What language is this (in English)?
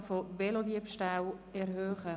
Swiss German